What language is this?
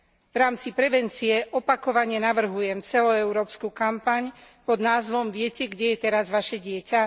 Slovak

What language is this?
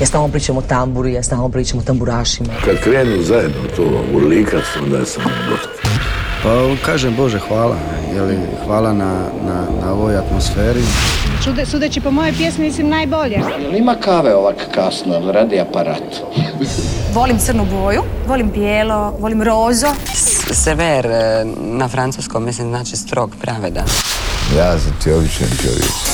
Croatian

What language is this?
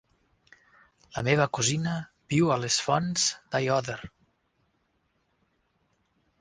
Catalan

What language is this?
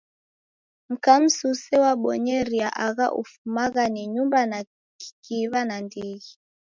Taita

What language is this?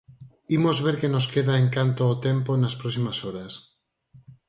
Galician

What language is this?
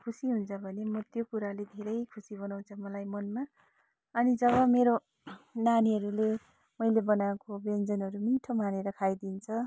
Nepali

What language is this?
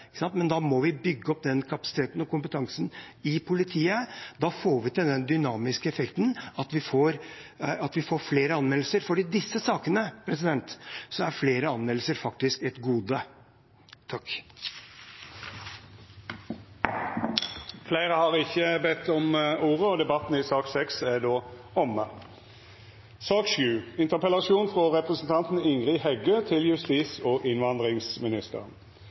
Norwegian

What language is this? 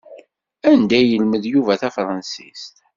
Kabyle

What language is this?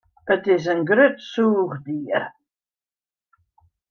Western Frisian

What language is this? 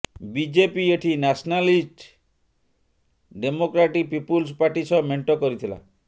Odia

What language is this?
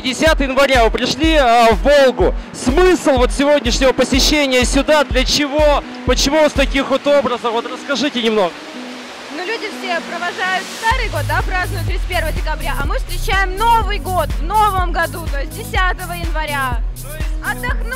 Russian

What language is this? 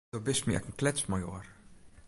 Western Frisian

